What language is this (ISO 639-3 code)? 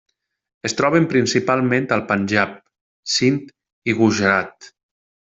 cat